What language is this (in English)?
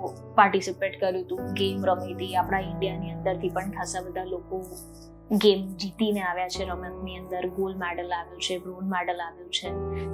Gujarati